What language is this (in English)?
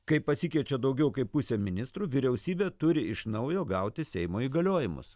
Lithuanian